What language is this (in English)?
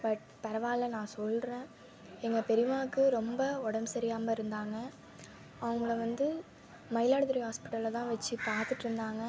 Tamil